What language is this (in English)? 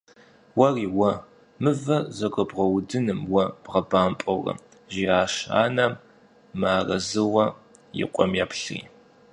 Kabardian